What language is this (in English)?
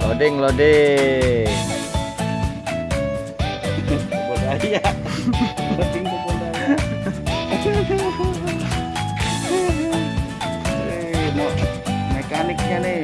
Indonesian